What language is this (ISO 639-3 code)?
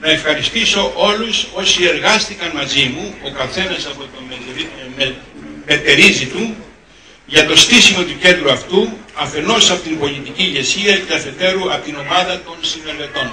ell